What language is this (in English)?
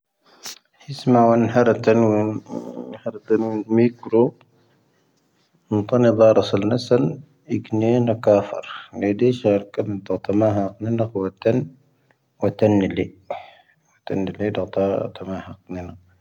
Tahaggart Tamahaq